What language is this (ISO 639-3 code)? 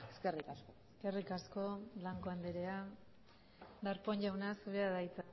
eus